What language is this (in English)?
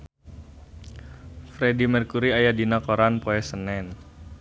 Sundanese